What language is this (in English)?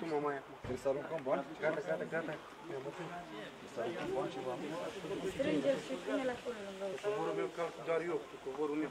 Romanian